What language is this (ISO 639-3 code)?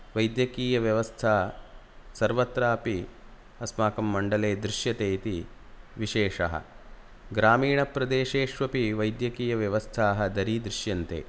san